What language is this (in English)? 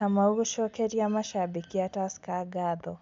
Kikuyu